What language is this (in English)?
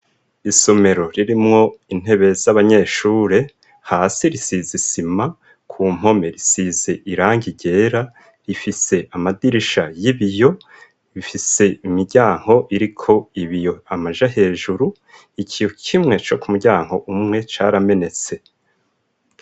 Rundi